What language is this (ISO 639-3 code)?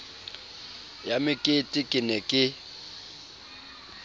sot